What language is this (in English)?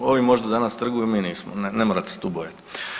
Croatian